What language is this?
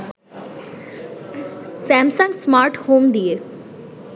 Bangla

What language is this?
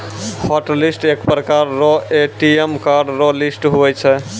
Maithili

